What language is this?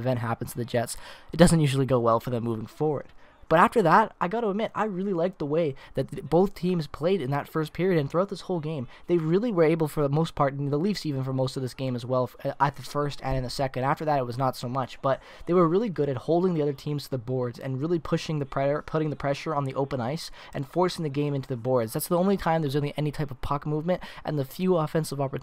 English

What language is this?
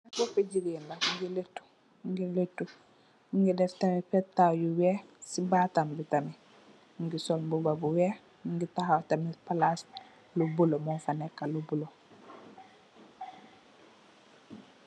Wolof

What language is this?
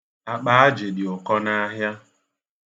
Igbo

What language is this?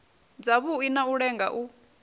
Venda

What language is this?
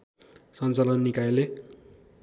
Nepali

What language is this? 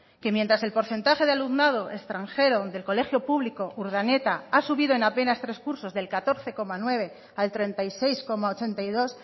Spanish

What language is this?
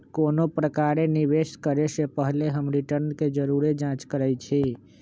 Magahi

